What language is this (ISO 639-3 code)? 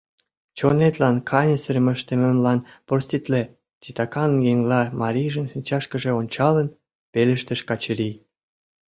chm